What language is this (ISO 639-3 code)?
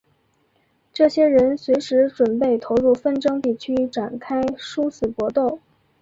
zho